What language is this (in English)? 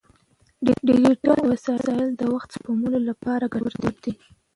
Pashto